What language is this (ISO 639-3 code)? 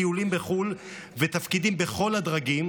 heb